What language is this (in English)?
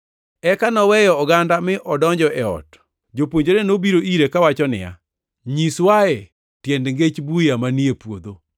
Luo (Kenya and Tanzania)